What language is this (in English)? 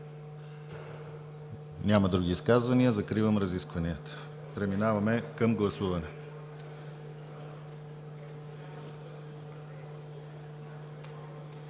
Bulgarian